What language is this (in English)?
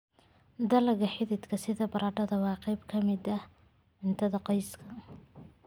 Somali